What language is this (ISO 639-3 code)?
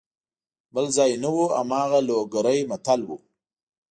pus